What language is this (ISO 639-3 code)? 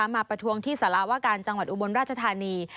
tha